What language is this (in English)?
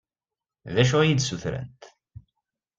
Kabyle